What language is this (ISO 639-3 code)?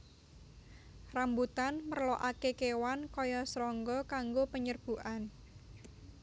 jav